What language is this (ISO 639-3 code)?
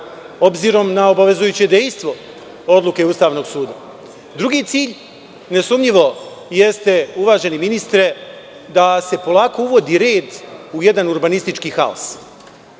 srp